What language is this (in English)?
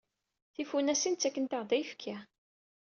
Kabyle